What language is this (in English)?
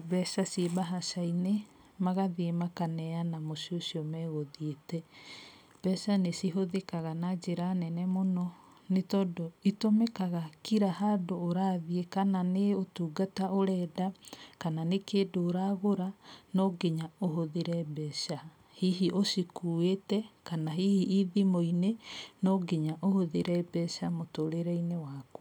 Kikuyu